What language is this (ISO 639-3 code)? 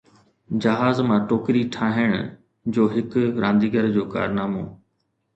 snd